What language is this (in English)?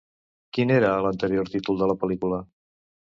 Catalan